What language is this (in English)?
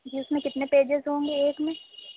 Urdu